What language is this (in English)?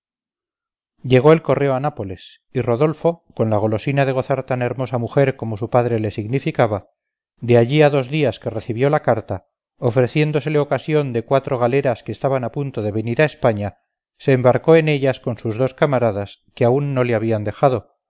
Spanish